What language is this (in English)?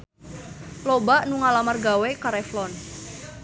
Sundanese